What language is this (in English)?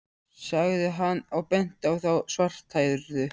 Icelandic